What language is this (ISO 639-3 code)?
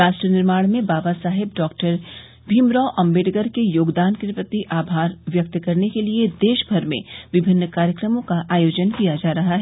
hin